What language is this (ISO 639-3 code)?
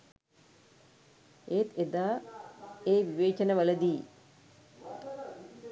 sin